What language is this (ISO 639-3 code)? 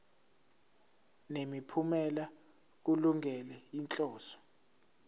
zul